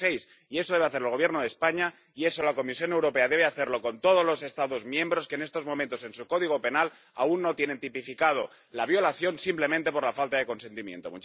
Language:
Spanish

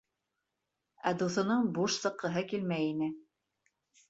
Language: Bashkir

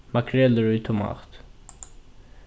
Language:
Faroese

